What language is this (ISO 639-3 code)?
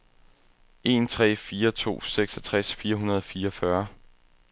dan